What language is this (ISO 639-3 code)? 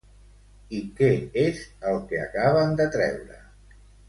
cat